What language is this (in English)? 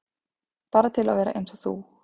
Icelandic